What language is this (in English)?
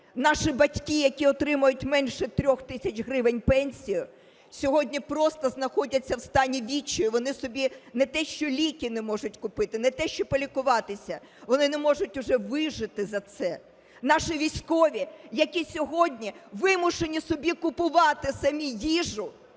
Ukrainian